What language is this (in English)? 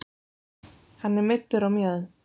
Icelandic